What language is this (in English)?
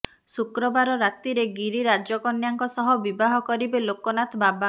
Odia